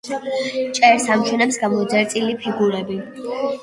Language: Georgian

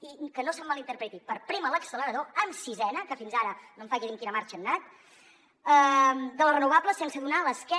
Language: Catalan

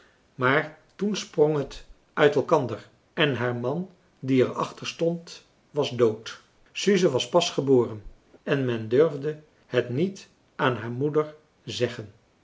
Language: Dutch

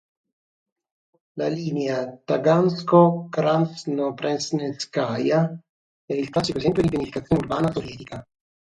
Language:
Italian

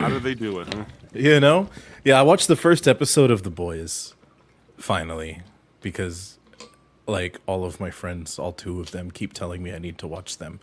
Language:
English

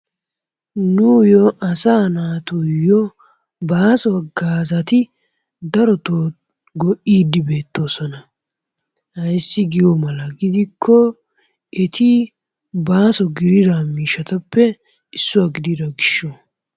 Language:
Wolaytta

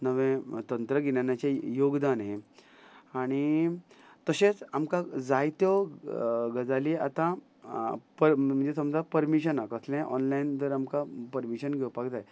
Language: Konkani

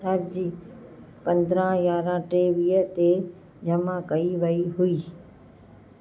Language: Sindhi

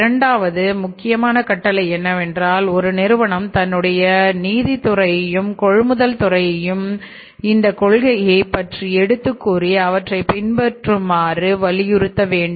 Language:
Tamil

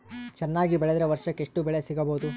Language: Kannada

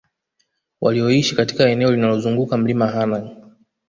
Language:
Swahili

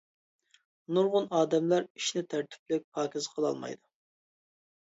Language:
Uyghur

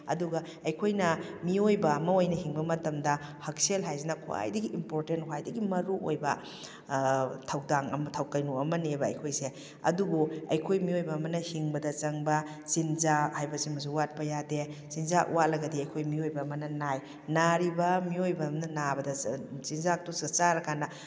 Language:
Manipuri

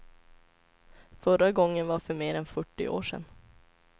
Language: Swedish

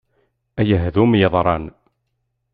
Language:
Kabyle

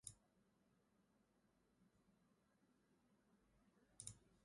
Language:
Persian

